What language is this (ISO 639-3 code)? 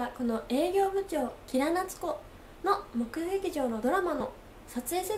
jpn